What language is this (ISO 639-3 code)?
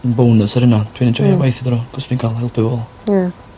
cym